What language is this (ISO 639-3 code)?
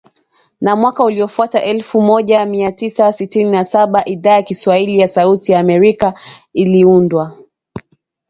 swa